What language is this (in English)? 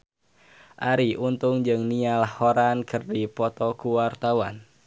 Sundanese